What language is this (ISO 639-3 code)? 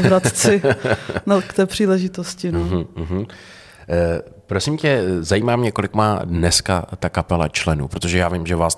ces